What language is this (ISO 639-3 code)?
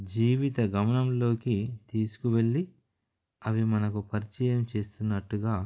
tel